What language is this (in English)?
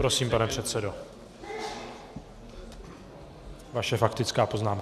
Czech